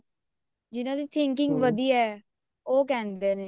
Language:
Punjabi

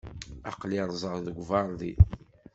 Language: Kabyle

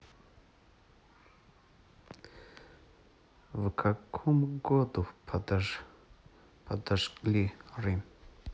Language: Russian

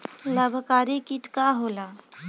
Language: Bhojpuri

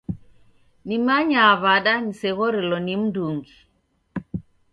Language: Taita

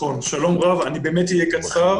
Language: Hebrew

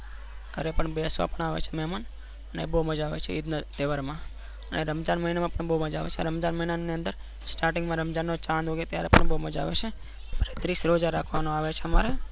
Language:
Gujarati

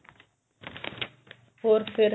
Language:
Punjabi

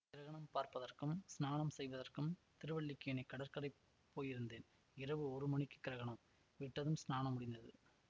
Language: Tamil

